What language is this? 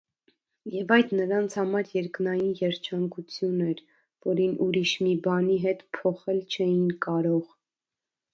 Armenian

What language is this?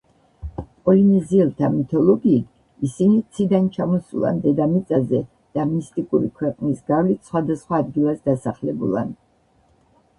Georgian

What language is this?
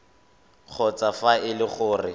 Tswana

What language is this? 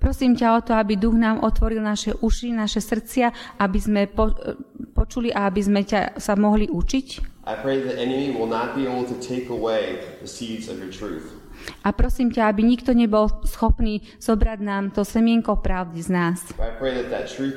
Slovak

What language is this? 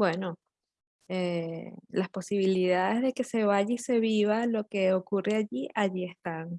Spanish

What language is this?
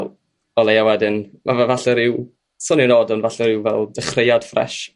Welsh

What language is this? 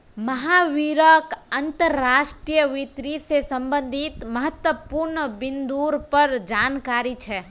Magahi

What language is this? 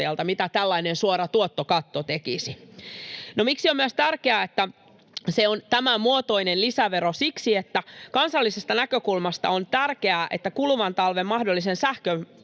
Finnish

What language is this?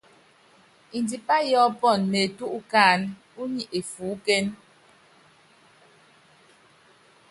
Yangben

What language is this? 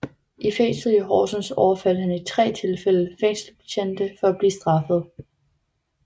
Danish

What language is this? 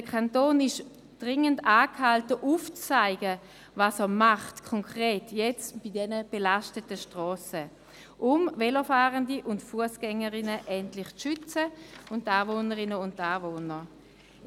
Swiss German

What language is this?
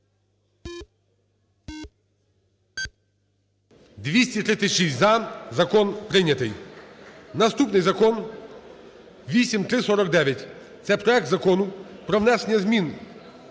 Ukrainian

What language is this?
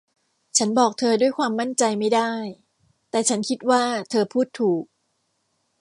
Thai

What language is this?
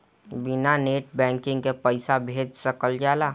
Bhojpuri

